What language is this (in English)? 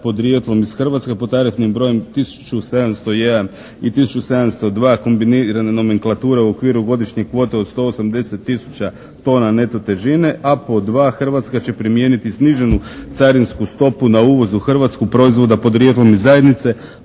Croatian